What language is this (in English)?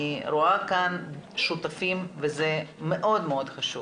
Hebrew